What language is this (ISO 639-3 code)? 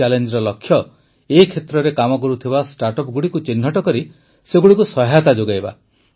ori